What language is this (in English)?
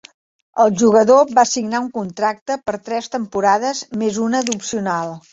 Catalan